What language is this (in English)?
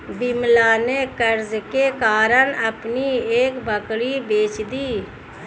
Hindi